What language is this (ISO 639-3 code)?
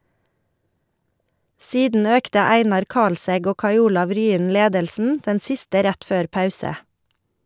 nor